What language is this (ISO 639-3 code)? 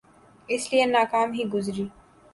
urd